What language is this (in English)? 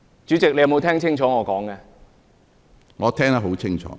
Cantonese